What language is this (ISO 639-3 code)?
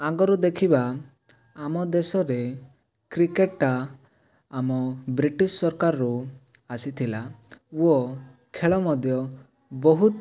ori